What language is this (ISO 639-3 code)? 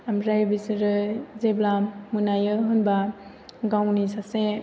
brx